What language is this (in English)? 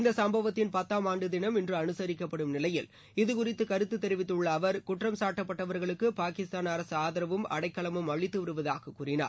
Tamil